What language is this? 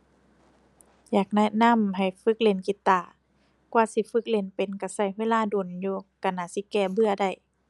Thai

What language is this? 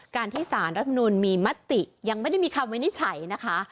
Thai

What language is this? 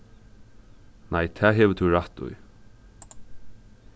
Faroese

